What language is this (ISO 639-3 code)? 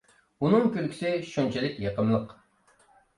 uig